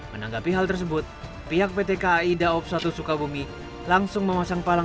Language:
Indonesian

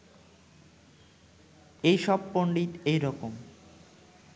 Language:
Bangla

